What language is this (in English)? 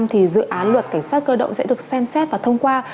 Vietnamese